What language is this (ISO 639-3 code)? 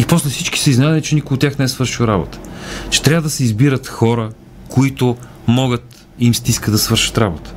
bul